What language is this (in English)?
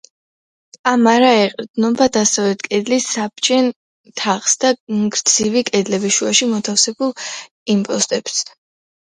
Georgian